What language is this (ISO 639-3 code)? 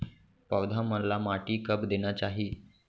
hne